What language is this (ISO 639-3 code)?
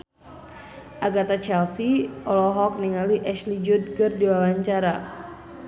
sun